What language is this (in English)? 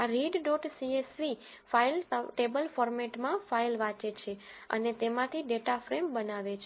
Gujarati